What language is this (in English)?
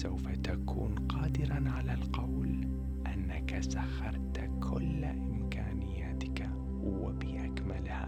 Arabic